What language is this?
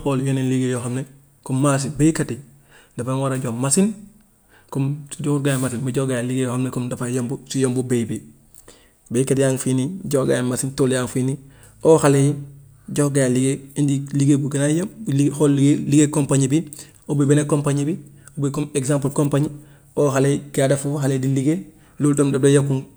Gambian Wolof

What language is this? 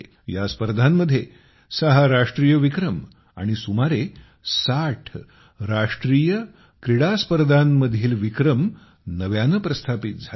Marathi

